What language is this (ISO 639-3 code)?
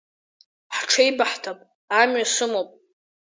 abk